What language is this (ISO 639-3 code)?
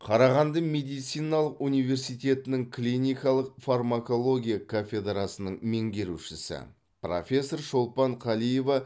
kaz